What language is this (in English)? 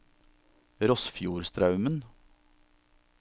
Norwegian